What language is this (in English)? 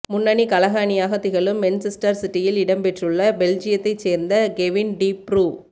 Tamil